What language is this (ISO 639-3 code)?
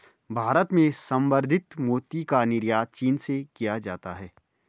hin